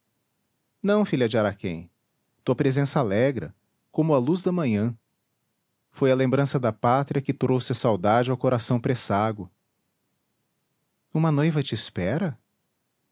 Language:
Portuguese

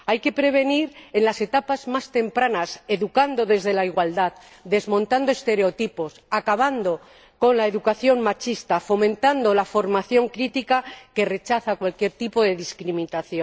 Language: Spanish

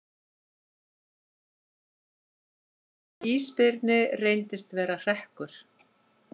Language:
Icelandic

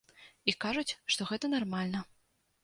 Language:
Belarusian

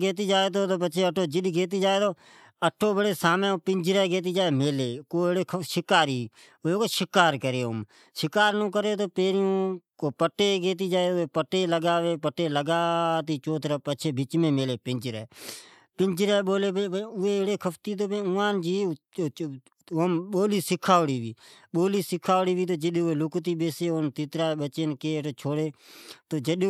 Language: Od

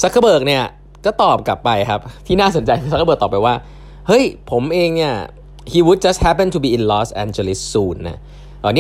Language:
Thai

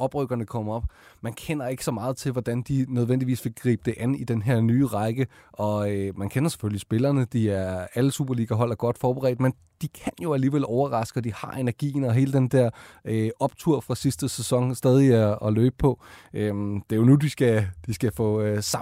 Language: Danish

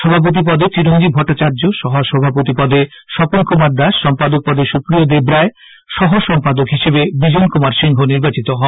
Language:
Bangla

